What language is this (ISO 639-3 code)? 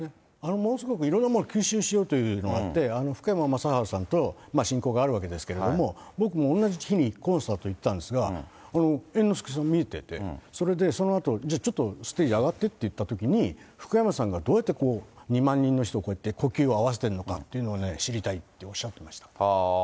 jpn